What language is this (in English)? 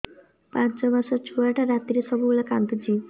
Odia